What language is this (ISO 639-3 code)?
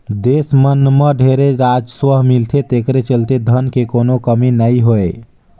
hne